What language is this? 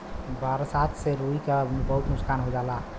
Bhojpuri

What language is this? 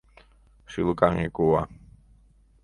Mari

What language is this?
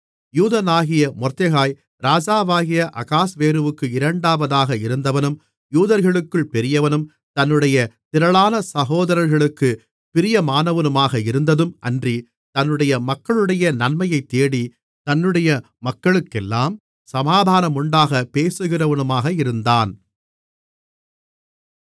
Tamil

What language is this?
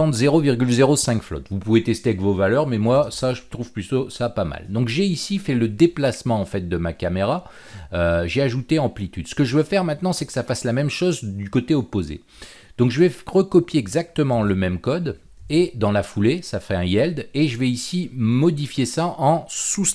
French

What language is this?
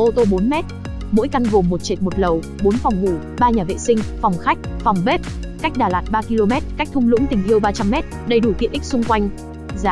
Vietnamese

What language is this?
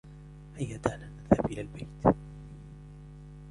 Arabic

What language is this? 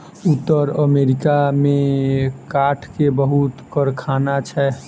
Maithili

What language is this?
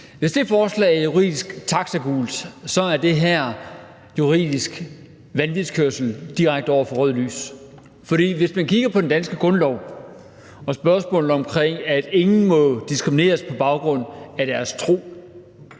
Danish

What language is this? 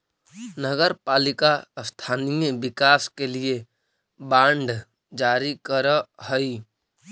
Magahi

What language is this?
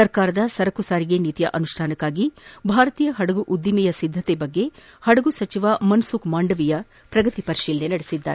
Kannada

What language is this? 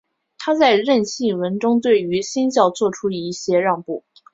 Chinese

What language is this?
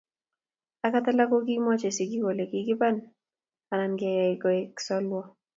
Kalenjin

